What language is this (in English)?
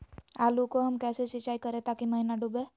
Magahi